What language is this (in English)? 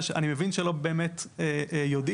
Hebrew